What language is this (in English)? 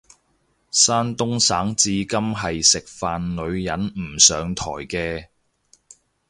Cantonese